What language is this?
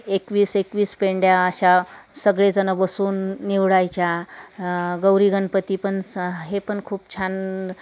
Marathi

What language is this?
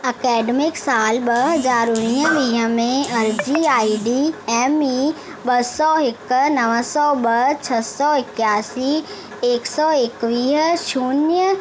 Sindhi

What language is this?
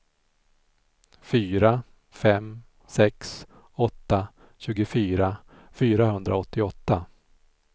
Swedish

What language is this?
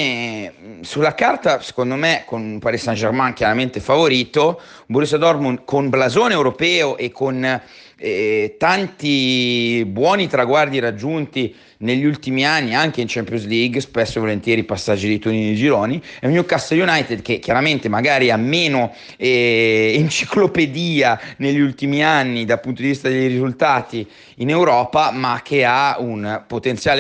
Italian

